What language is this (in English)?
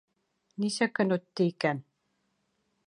Bashkir